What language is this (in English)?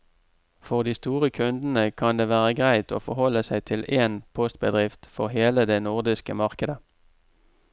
Norwegian